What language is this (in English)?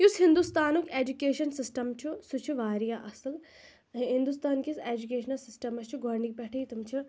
Kashmiri